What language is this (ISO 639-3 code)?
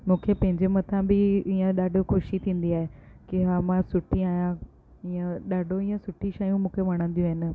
snd